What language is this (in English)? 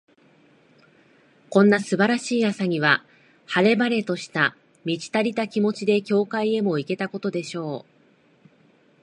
Japanese